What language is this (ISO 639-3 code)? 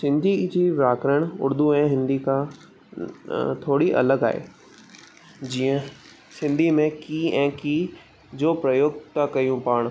snd